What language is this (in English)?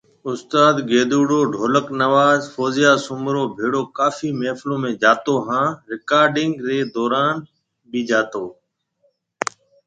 Marwari (Pakistan)